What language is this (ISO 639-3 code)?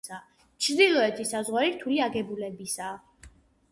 kat